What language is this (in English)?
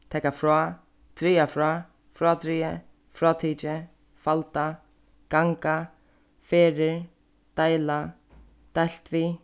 Faroese